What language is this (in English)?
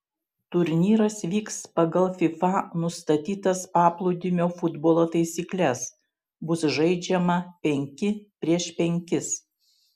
Lithuanian